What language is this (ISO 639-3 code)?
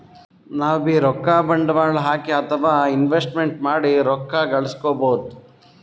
kan